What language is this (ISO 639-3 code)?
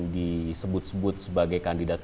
ind